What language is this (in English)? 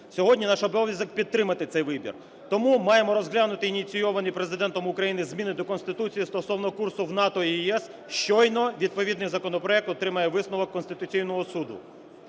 Ukrainian